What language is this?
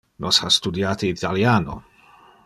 Interlingua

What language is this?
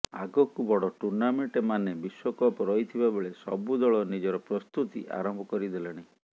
Odia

